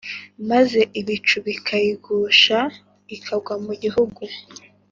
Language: Kinyarwanda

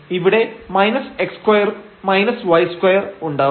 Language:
Malayalam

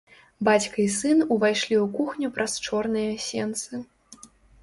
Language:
Belarusian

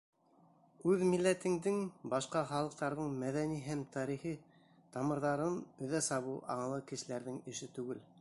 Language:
Bashkir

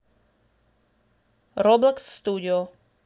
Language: Russian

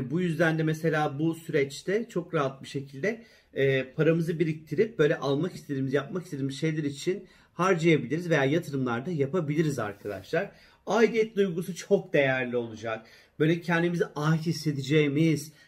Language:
Turkish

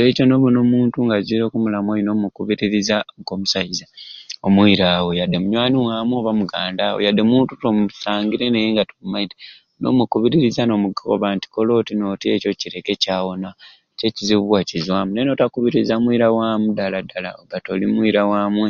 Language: Ruuli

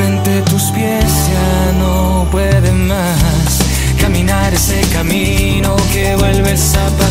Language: Spanish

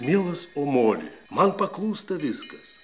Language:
Lithuanian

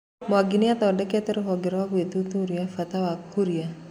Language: Kikuyu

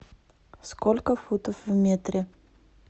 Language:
Russian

